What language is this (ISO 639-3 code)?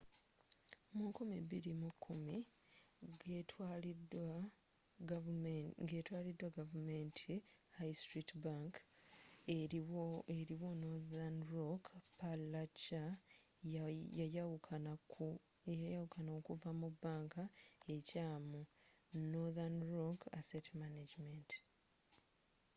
lug